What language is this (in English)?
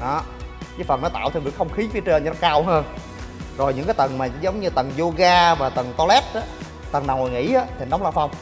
Vietnamese